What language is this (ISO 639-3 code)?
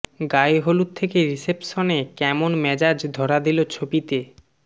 ben